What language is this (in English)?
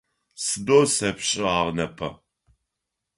Adyghe